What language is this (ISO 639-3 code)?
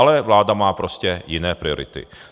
ces